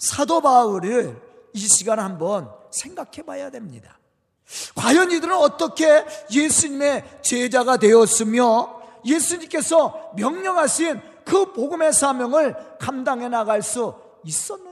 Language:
Korean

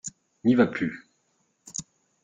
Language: French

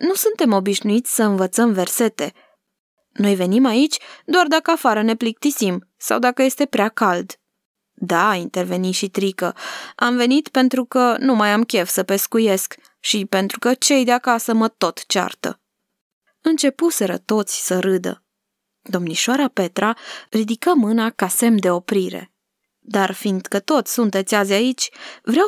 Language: Romanian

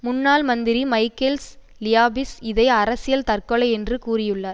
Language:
Tamil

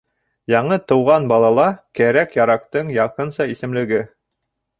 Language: Bashkir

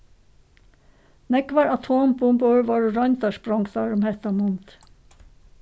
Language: Faroese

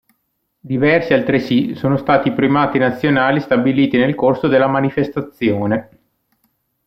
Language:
Italian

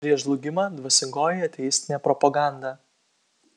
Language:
Lithuanian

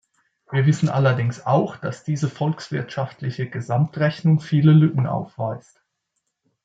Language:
German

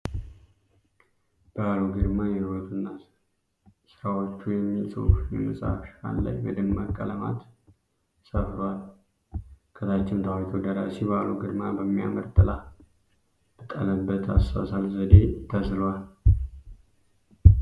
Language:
Amharic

